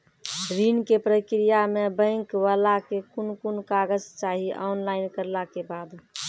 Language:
Maithili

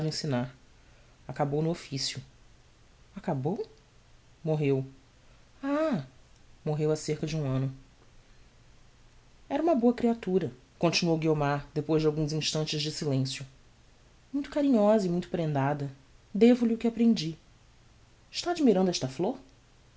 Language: Portuguese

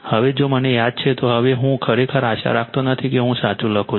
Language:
Gujarati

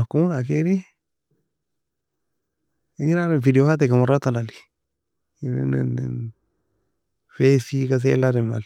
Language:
Nobiin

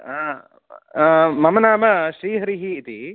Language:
Sanskrit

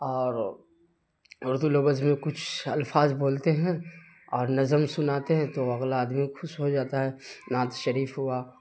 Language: Urdu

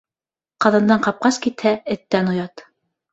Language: Bashkir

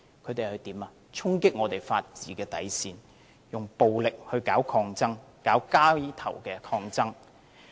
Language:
Cantonese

